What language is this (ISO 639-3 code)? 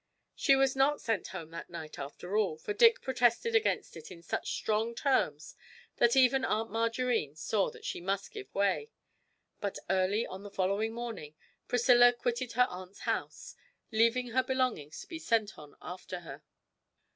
eng